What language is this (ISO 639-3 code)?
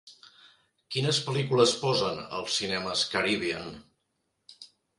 cat